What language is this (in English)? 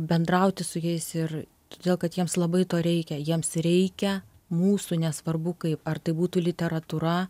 Lithuanian